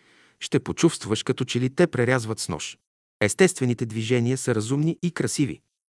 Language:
Bulgarian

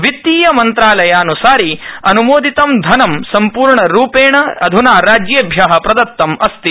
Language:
Sanskrit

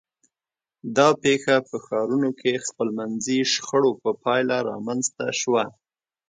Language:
Pashto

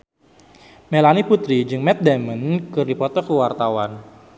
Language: Sundanese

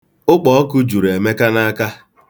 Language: Igbo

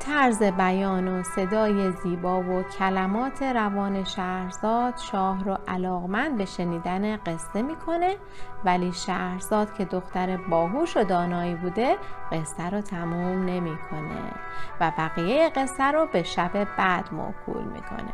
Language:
Persian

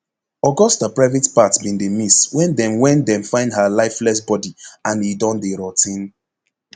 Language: Nigerian Pidgin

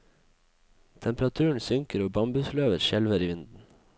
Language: Norwegian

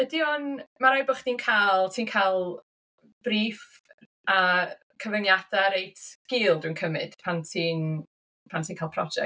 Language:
Welsh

